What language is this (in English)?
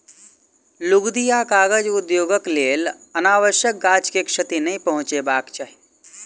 Maithili